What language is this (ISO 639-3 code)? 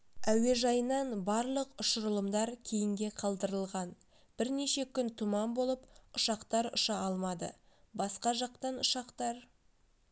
kaz